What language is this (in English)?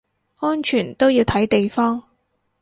Cantonese